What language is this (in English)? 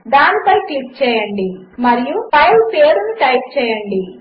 Telugu